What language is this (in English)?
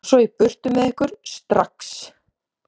Icelandic